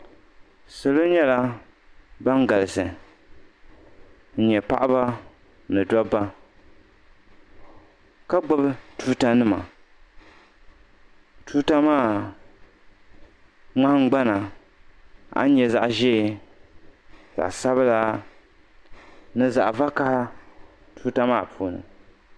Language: Dagbani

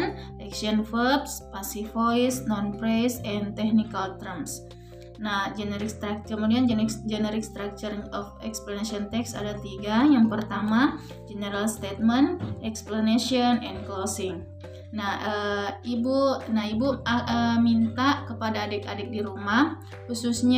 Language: Indonesian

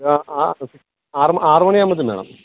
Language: Malayalam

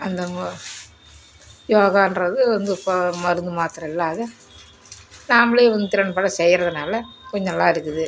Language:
Tamil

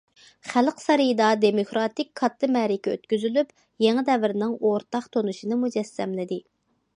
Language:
Uyghur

